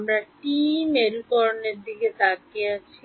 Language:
Bangla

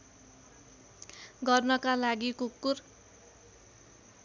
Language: Nepali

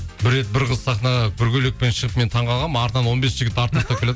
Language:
Kazakh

